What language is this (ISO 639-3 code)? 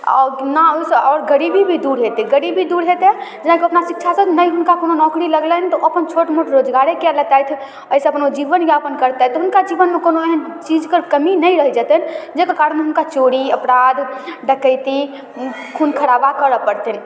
mai